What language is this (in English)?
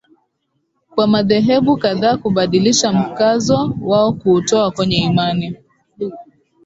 Swahili